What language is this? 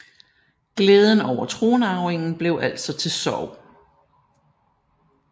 Danish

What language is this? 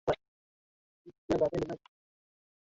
Swahili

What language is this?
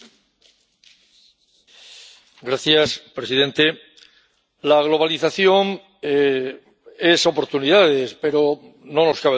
Spanish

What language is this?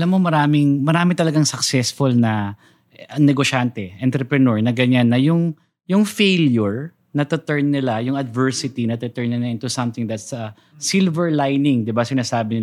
Filipino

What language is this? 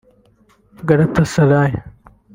Kinyarwanda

